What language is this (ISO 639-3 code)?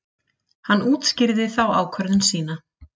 isl